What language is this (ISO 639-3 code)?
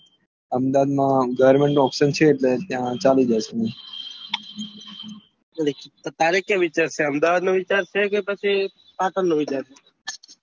guj